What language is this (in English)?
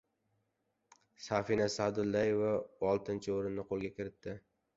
Uzbek